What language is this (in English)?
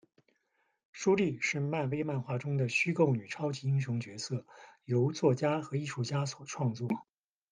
Chinese